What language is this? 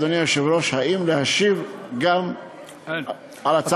Hebrew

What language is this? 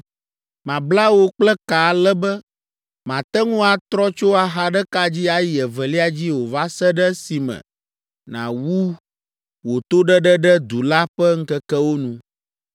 Ewe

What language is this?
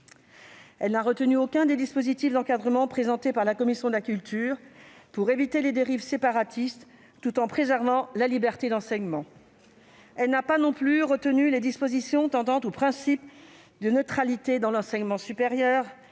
French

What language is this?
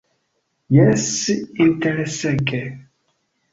Esperanto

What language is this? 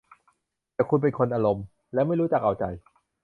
Thai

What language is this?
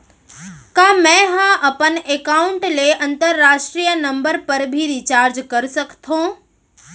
Chhattisgarhi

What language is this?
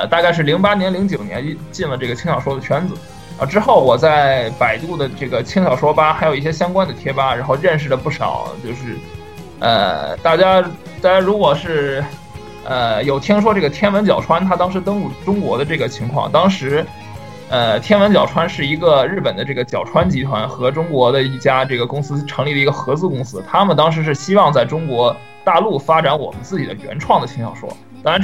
Chinese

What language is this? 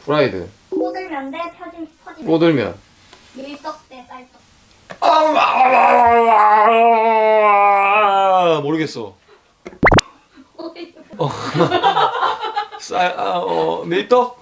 Korean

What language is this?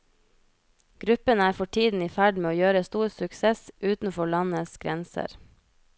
Norwegian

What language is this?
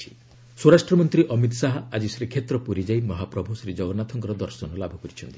Odia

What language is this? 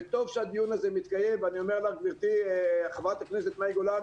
Hebrew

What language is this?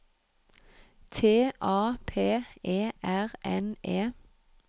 Norwegian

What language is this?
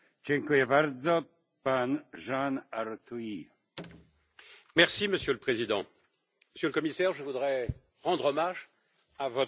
French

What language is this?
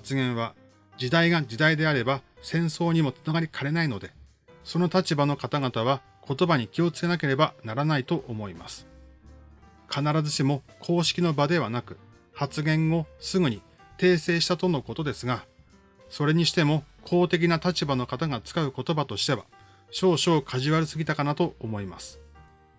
Japanese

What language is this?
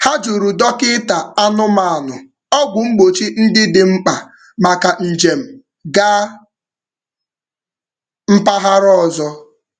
Igbo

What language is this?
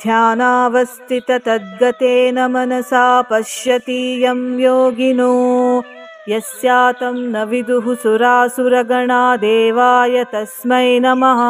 Kannada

